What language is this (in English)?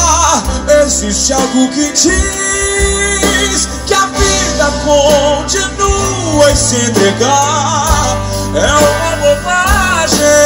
Portuguese